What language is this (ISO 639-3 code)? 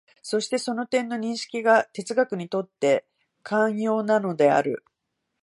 jpn